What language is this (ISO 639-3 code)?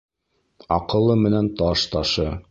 bak